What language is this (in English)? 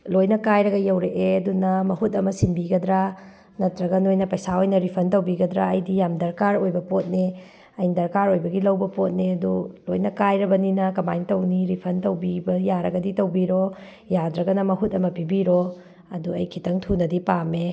Manipuri